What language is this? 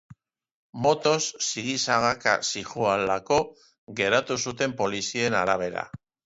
Basque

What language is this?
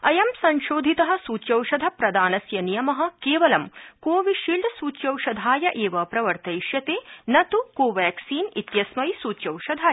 Sanskrit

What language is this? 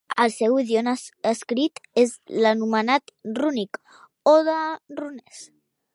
Catalan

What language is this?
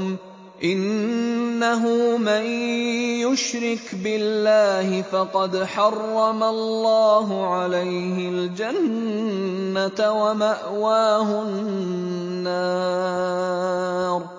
Arabic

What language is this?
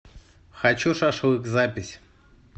Russian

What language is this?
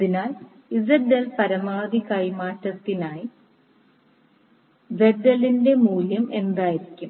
Malayalam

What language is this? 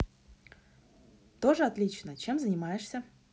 Russian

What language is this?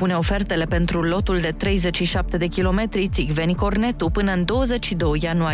Romanian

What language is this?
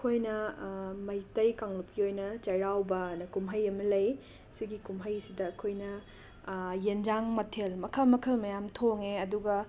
Manipuri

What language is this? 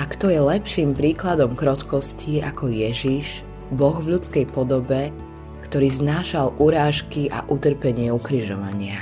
Slovak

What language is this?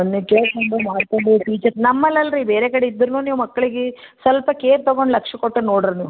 Kannada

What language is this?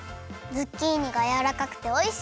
Japanese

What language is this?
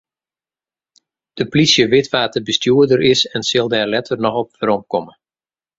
Western Frisian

